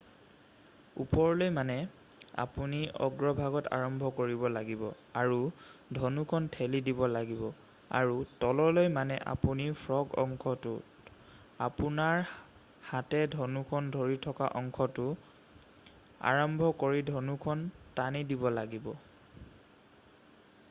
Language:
Assamese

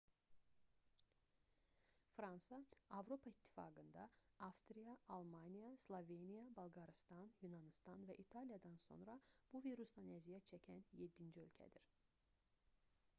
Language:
Azerbaijani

